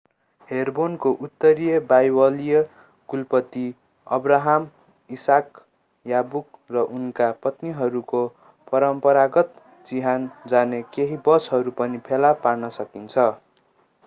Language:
Nepali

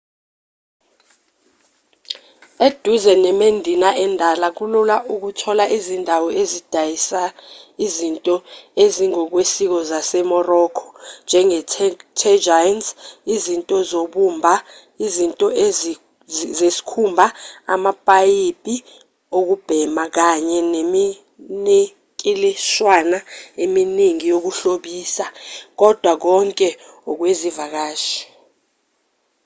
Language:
Zulu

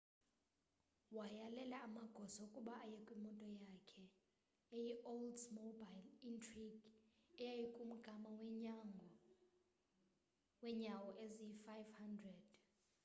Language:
Xhosa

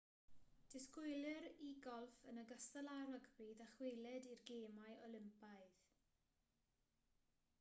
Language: Welsh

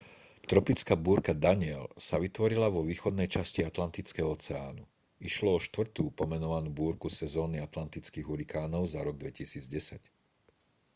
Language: Slovak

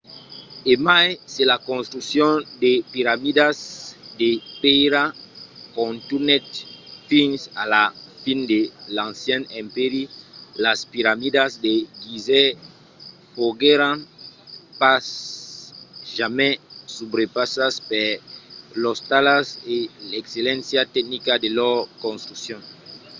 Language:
Occitan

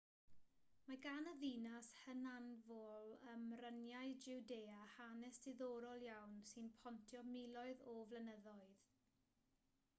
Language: Welsh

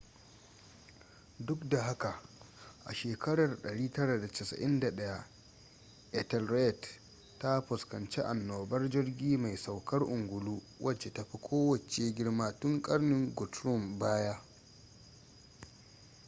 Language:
Hausa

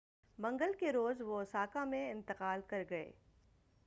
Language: Urdu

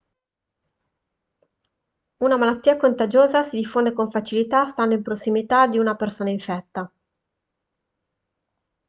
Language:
Italian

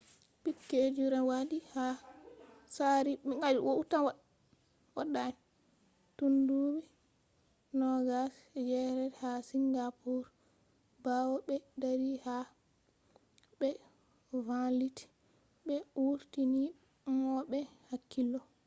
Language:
Fula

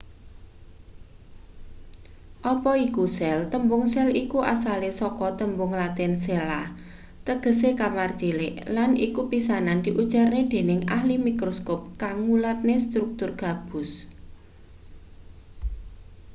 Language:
Javanese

